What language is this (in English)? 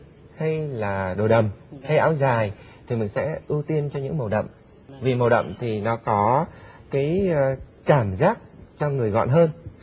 Vietnamese